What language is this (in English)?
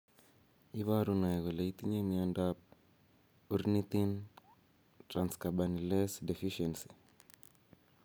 Kalenjin